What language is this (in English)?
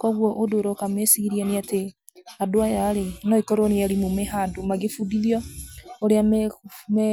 Kikuyu